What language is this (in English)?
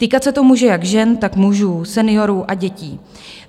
Czech